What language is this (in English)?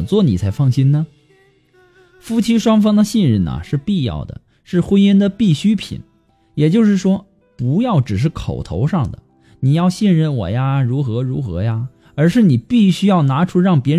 Chinese